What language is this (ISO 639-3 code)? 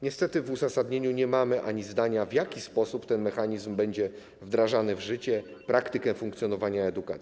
pol